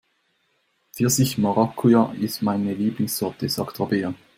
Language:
German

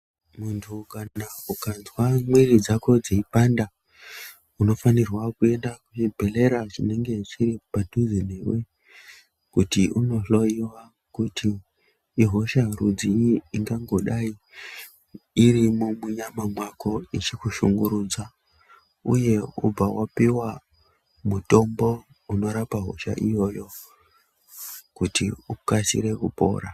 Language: Ndau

